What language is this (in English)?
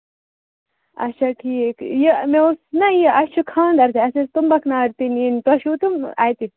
Kashmiri